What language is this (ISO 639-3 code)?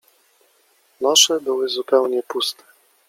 pol